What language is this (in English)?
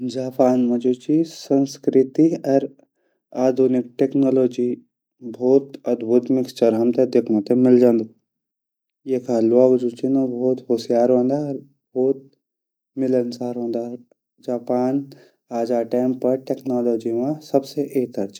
Garhwali